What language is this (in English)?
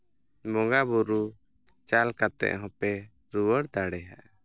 Santali